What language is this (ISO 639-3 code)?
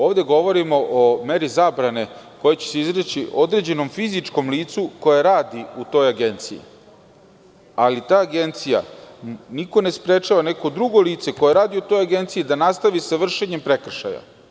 srp